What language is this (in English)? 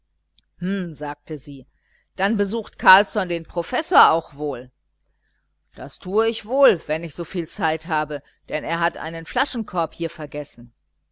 German